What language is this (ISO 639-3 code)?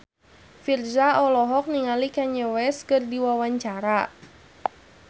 sun